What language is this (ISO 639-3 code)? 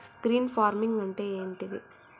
tel